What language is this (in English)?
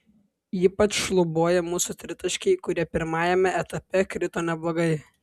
Lithuanian